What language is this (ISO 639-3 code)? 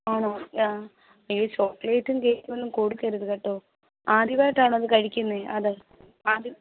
mal